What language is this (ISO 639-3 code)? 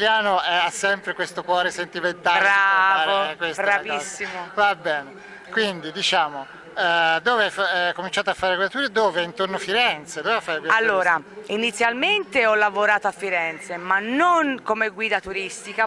ita